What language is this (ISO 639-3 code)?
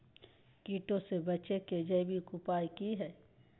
mag